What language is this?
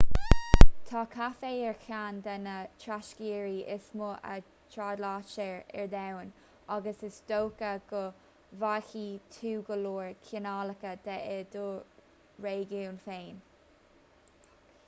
Irish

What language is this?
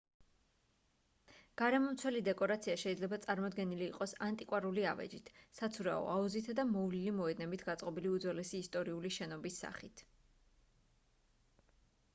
Georgian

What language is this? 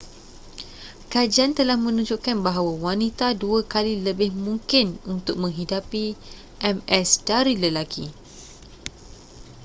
Malay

